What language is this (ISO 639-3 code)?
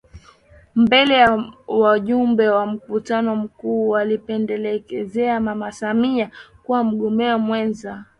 swa